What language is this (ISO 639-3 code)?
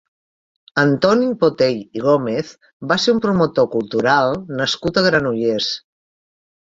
cat